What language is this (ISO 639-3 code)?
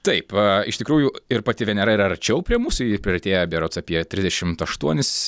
lit